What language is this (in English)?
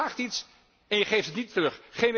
Dutch